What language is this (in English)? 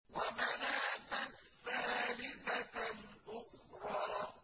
Arabic